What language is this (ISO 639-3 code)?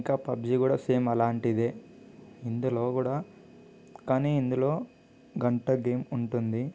tel